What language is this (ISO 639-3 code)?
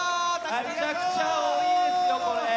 jpn